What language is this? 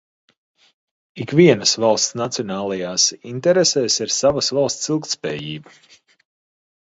Latvian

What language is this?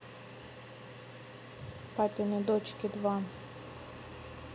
Russian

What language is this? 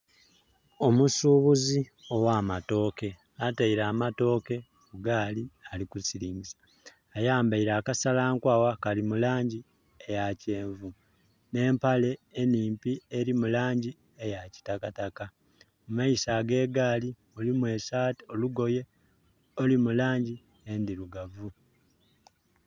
Soga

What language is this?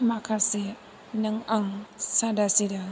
Bodo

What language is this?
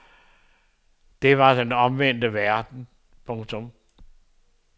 Danish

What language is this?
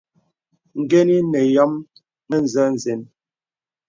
Bebele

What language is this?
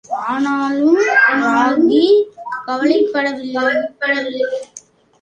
Tamil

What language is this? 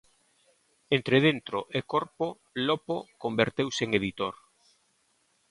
Galician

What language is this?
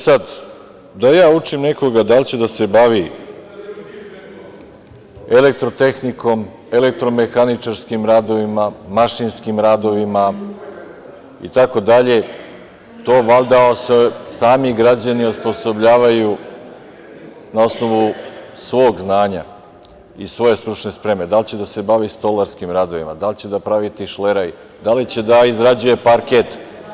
Serbian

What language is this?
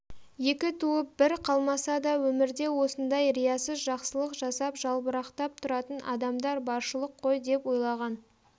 Kazakh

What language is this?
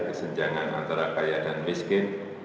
Indonesian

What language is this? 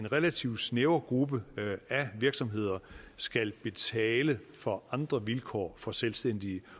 Danish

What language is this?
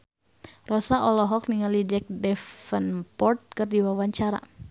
Sundanese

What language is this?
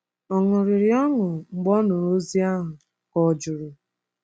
Igbo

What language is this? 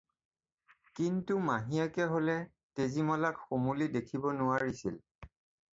Assamese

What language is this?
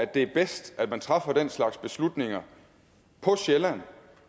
Danish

